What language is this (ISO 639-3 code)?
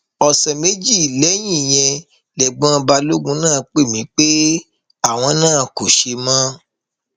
yor